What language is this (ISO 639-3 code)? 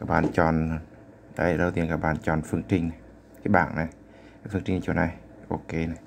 vie